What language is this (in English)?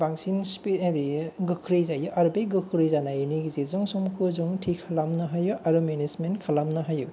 Bodo